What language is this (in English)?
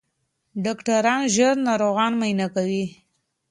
Pashto